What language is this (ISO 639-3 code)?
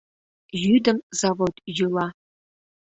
chm